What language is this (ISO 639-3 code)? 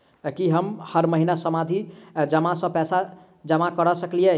mai